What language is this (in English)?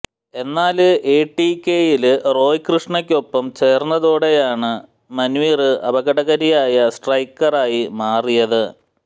Malayalam